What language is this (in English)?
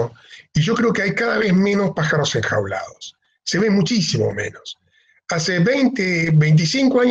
Spanish